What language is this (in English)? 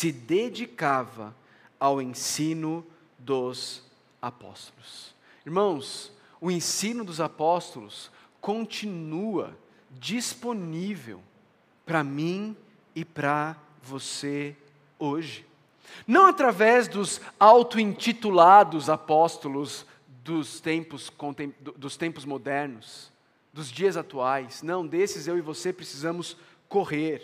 Portuguese